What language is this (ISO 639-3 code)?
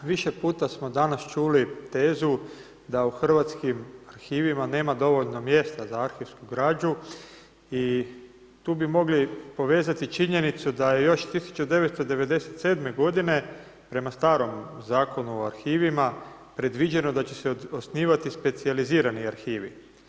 hrv